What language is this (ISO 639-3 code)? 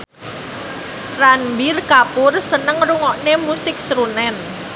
jav